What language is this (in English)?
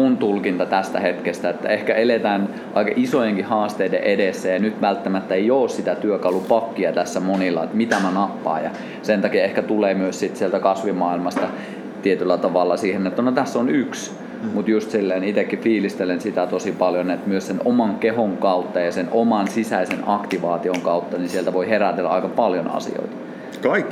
Finnish